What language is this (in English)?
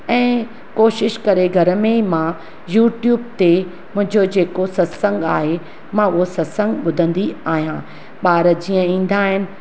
Sindhi